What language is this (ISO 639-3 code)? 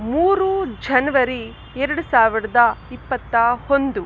kan